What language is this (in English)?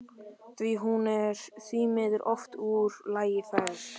Icelandic